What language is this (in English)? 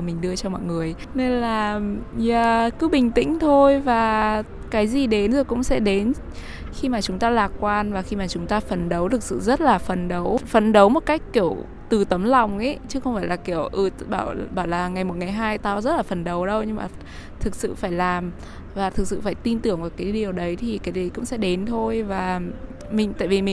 Vietnamese